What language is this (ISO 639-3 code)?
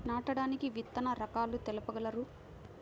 tel